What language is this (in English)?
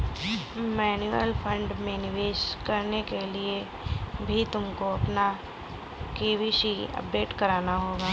Hindi